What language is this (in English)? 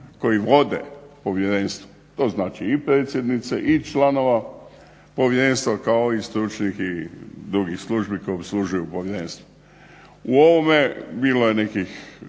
Croatian